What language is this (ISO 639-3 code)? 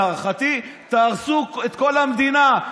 heb